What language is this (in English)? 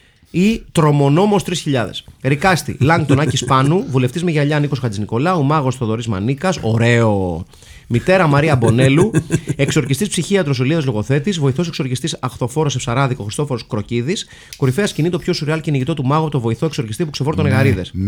Greek